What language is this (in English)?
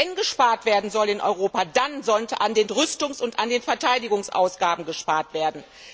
German